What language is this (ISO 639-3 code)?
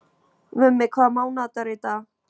isl